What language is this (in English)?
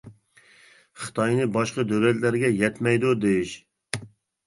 Uyghur